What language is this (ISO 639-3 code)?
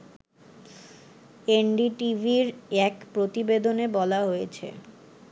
ben